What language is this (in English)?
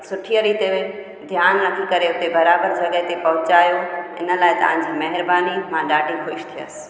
Sindhi